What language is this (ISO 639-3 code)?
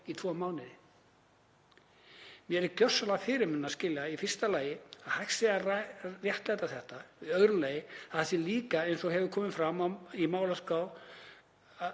isl